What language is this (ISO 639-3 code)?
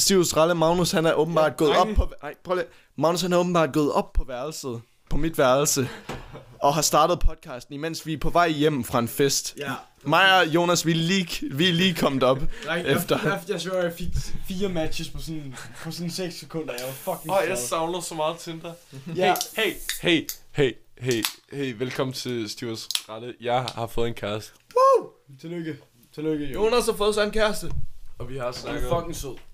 dan